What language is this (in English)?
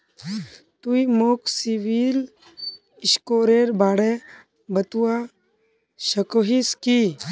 Magahi